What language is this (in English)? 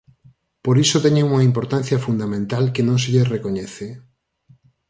Galician